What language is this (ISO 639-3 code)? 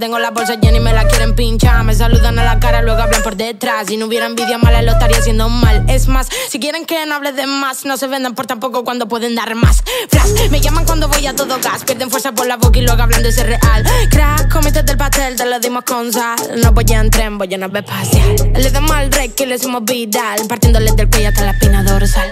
ron